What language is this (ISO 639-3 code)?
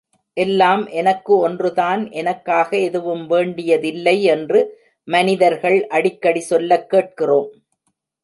tam